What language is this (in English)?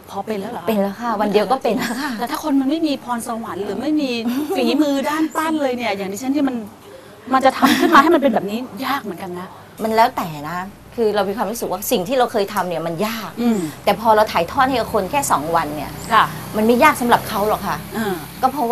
Thai